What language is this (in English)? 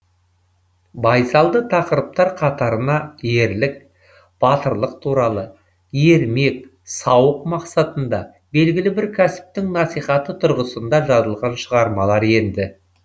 Kazakh